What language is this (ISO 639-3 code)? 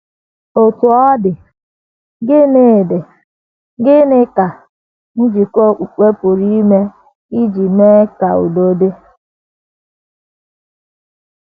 ibo